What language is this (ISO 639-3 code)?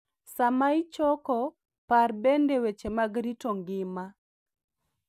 luo